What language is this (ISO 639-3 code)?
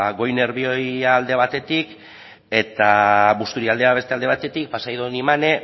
eus